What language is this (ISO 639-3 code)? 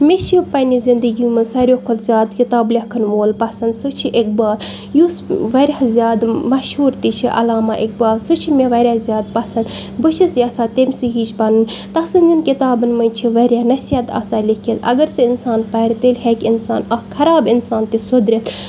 kas